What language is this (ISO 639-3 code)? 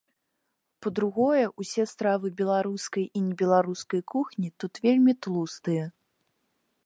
bel